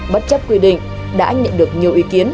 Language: Vietnamese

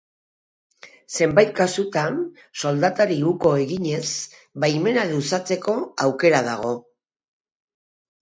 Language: Basque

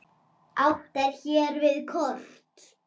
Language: Icelandic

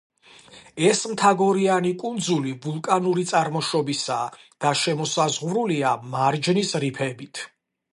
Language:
Georgian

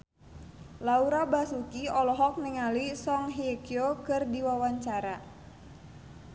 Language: Sundanese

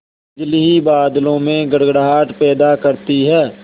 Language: Hindi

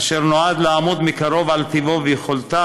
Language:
Hebrew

